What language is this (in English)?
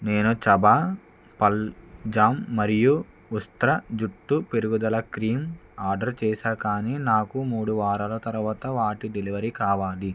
Telugu